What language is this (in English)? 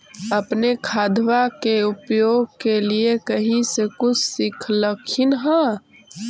Magahi